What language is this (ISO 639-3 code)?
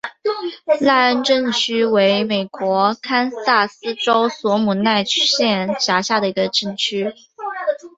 zho